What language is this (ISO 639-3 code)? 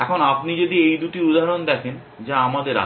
ben